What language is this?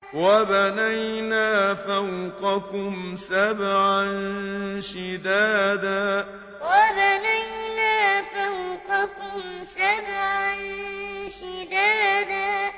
Arabic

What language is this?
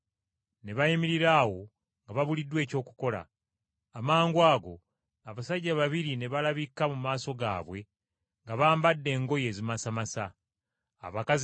Ganda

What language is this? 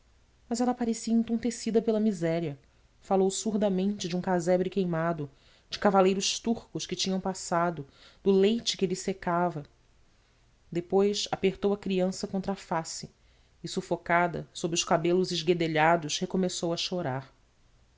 Portuguese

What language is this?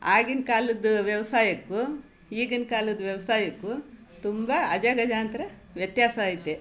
Kannada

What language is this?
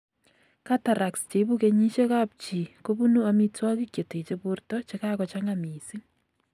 Kalenjin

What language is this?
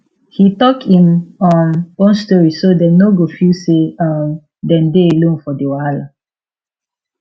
Nigerian Pidgin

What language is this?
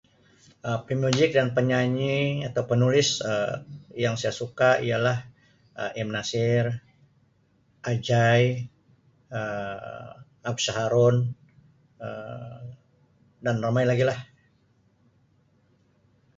Sabah Malay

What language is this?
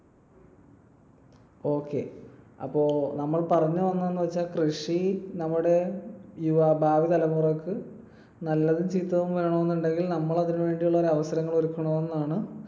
Malayalam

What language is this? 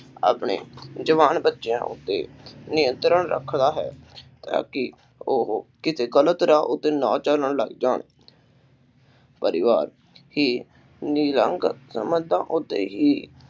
Punjabi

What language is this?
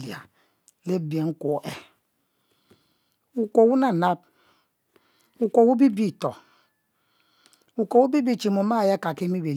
Mbe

